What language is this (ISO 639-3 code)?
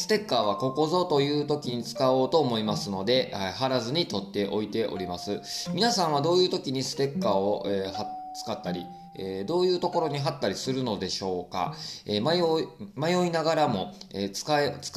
jpn